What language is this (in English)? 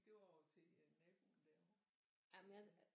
Danish